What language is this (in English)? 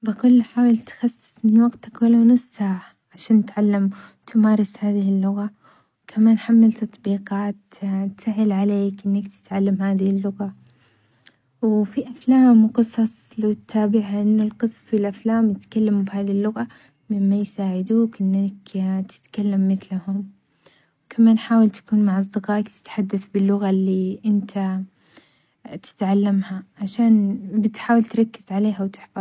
Omani Arabic